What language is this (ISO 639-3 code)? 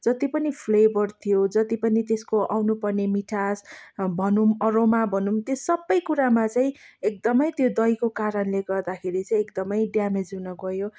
nep